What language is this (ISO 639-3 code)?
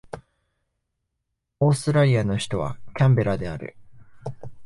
jpn